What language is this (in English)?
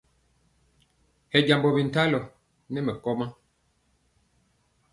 Mpiemo